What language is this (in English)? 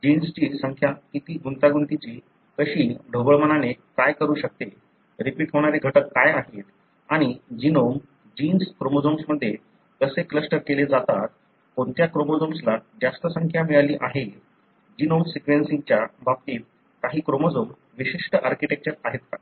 Marathi